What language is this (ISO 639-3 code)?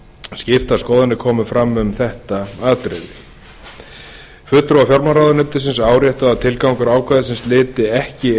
isl